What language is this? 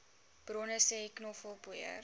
Afrikaans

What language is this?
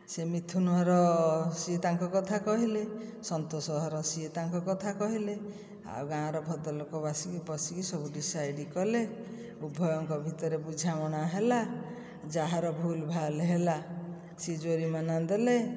Odia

